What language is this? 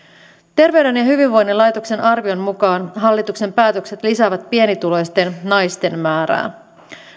Finnish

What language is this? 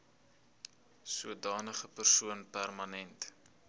Afrikaans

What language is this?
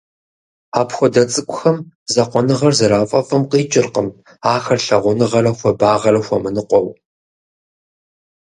Kabardian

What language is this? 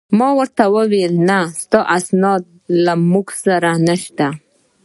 Pashto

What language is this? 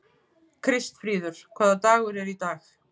Icelandic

